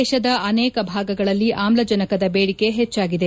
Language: Kannada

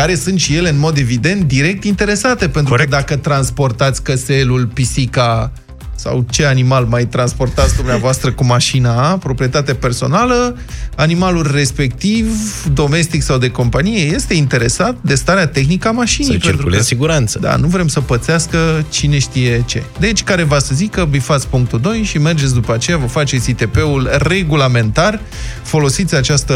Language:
Romanian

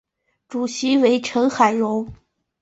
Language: Chinese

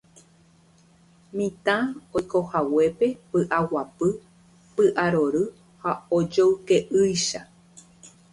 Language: Guarani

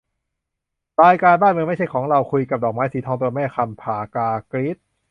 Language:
Thai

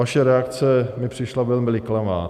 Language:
Czech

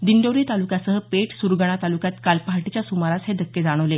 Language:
Marathi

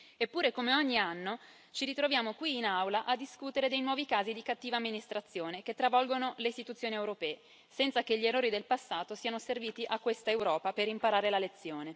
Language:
Italian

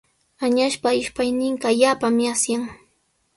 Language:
Sihuas Ancash Quechua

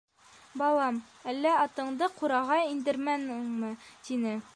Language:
Bashkir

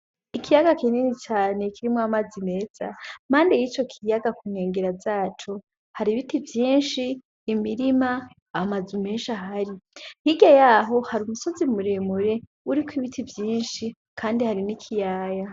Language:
Rundi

